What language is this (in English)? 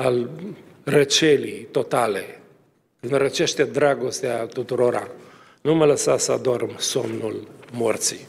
Romanian